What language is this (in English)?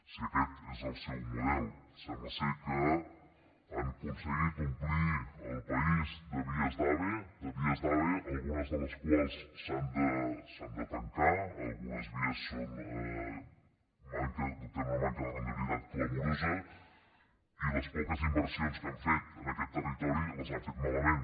Catalan